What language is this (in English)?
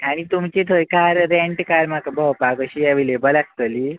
Konkani